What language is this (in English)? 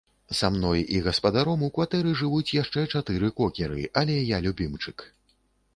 Belarusian